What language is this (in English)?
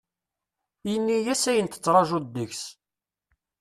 Kabyle